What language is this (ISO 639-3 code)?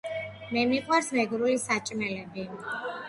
kat